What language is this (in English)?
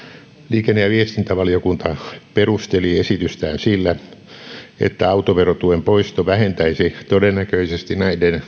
Finnish